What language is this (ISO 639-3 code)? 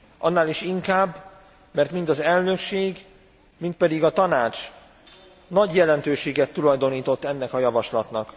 hun